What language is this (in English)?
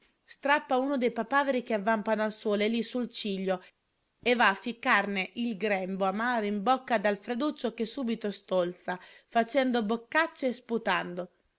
Italian